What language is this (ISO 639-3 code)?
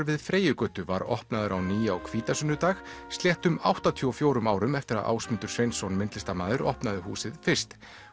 isl